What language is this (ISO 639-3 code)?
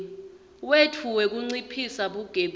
ssw